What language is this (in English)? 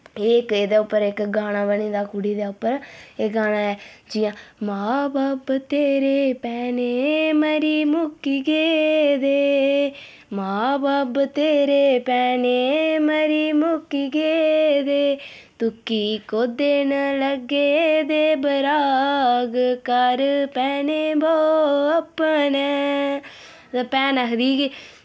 Dogri